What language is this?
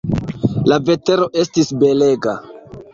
Esperanto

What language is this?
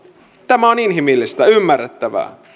Finnish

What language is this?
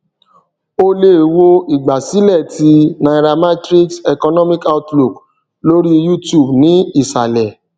Yoruba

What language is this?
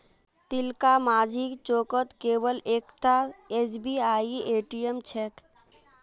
Magahi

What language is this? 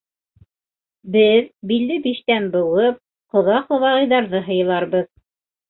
Bashkir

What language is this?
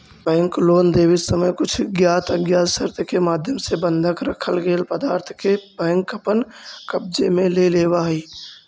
Magahi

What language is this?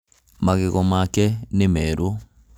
Kikuyu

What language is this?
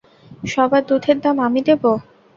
Bangla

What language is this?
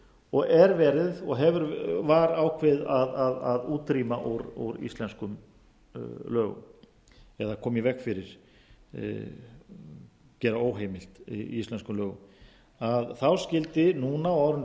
Icelandic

